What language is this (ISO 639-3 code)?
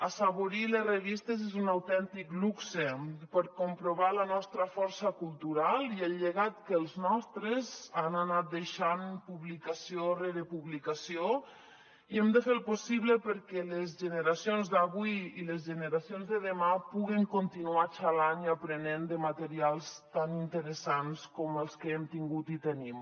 cat